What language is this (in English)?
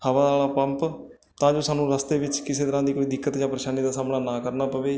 Punjabi